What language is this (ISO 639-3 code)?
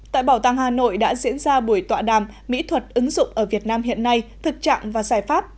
vie